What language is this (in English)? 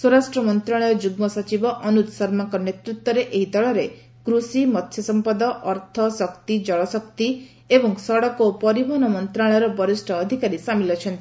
Odia